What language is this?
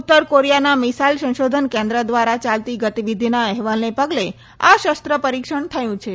Gujarati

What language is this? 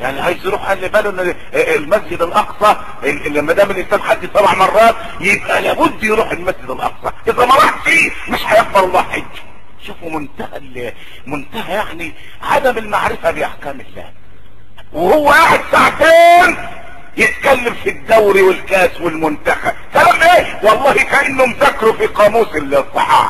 Arabic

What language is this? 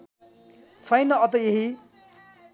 Nepali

